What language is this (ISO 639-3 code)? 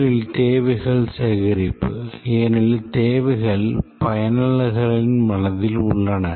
tam